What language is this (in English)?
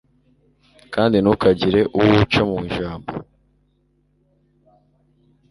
Kinyarwanda